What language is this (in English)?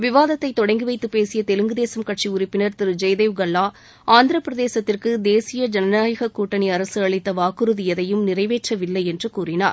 Tamil